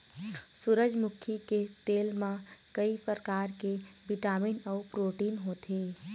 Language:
Chhattisgarhi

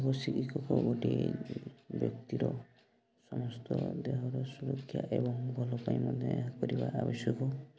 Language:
Odia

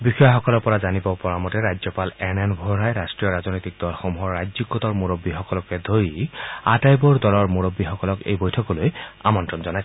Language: Assamese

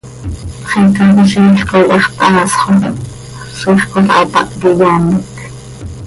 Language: Seri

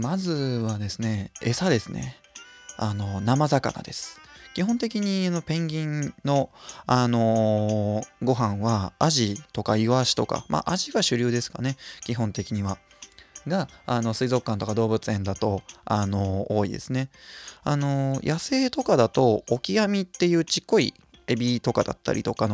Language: Japanese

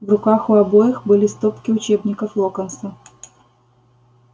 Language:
Russian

